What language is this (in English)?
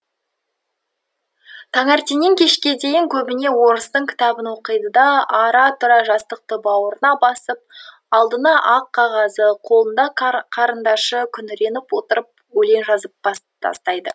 Kazakh